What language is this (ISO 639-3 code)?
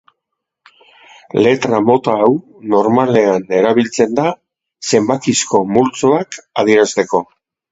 eus